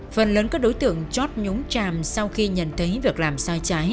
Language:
Vietnamese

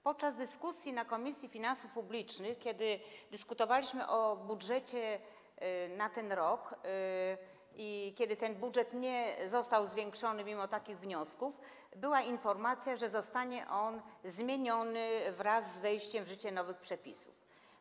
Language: Polish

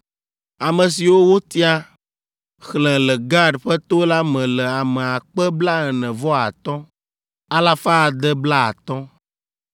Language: Ewe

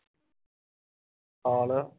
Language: Punjabi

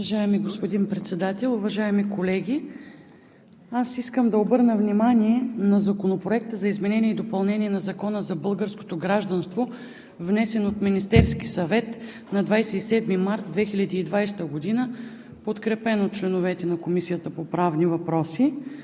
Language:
Bulgarian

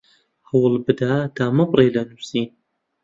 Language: Central Kurdish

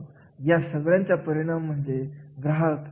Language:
Marathi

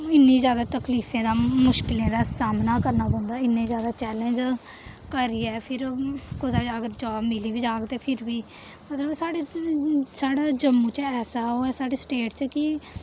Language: Dogri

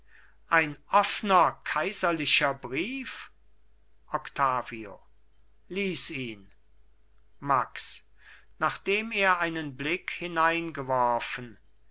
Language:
German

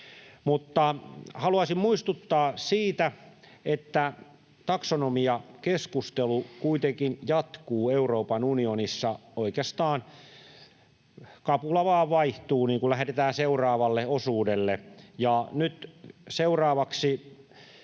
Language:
Finnish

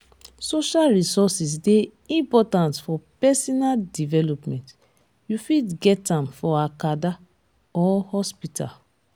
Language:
Nigerian Pidgin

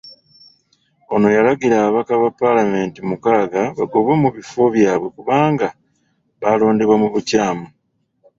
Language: Ganda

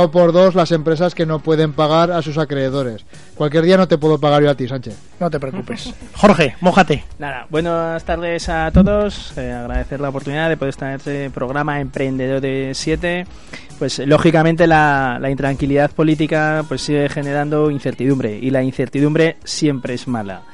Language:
Spanish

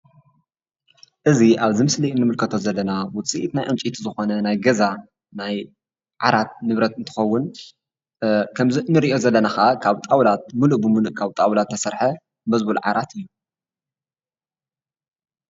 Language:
Tigrinya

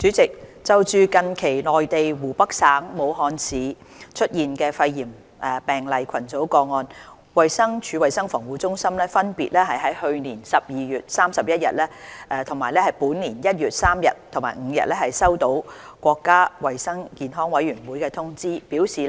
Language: Cantonese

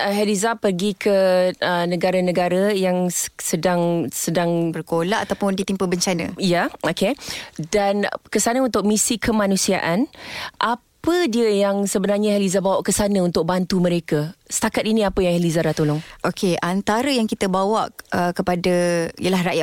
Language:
Malay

